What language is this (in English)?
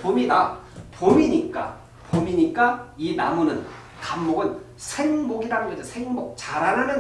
Korean